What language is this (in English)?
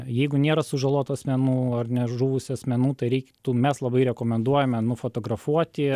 Lithuanian